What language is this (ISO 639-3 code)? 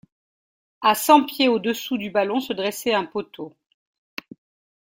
fra